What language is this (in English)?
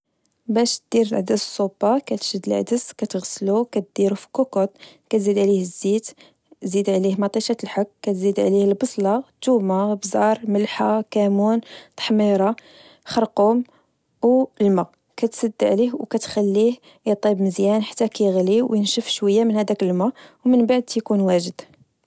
Moroccan Arabic